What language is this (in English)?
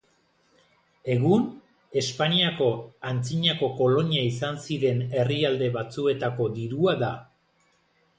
Basque